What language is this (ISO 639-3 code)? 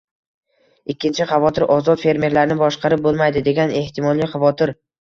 uzb